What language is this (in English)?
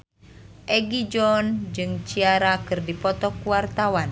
Sundanese